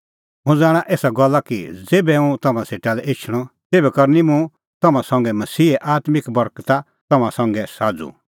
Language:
Kullu Pahari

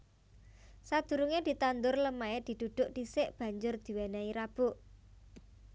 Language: Javanese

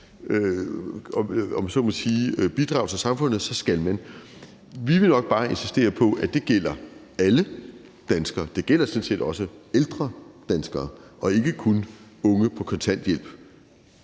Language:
Danish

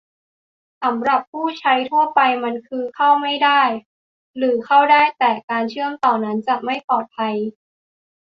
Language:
Thai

